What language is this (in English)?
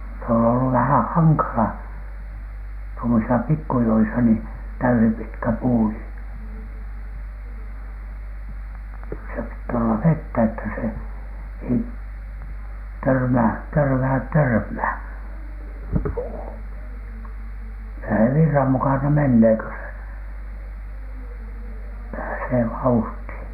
Finnish